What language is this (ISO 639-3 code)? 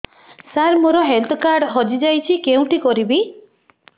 ori